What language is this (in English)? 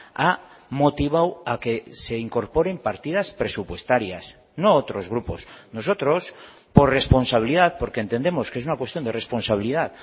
Spanish